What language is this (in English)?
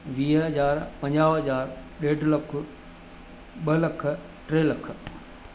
Sindhi